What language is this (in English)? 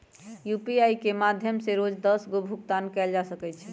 Magahi